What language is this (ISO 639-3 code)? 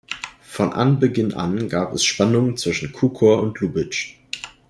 deu